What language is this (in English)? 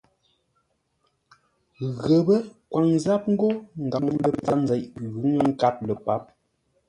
Ngombale